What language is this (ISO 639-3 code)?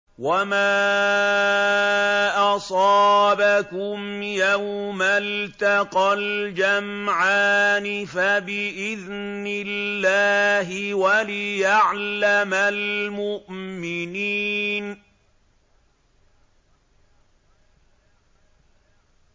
ara